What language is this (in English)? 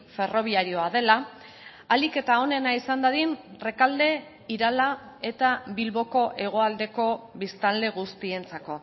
Basque